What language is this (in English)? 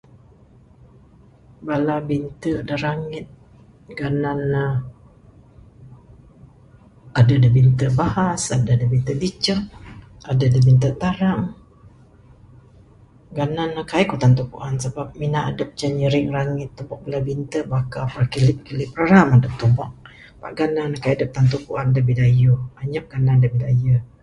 Bukar-Sadung Bidayuh